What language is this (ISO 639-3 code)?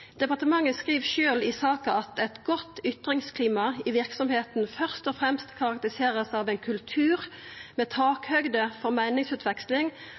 nno